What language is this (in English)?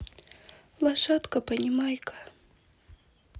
Russian